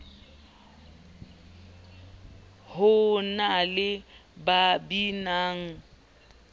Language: Southern Sotho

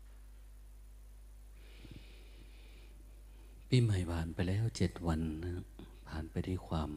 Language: Thai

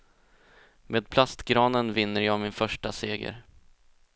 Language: Swedish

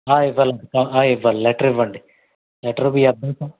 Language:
Telugu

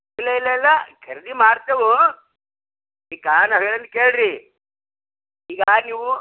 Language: Kannada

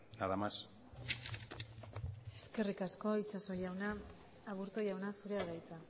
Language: Basque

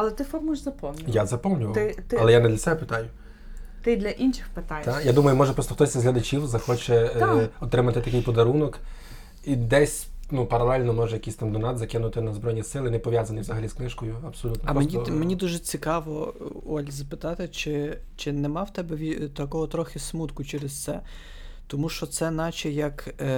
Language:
Ukrainian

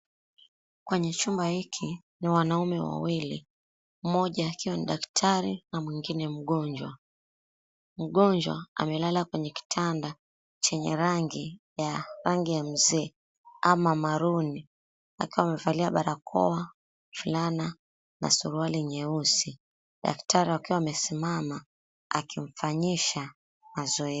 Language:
Swahili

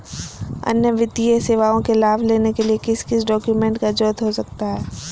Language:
Magahi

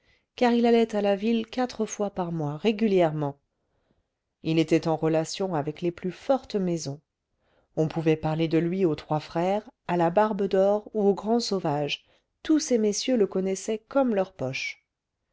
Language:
French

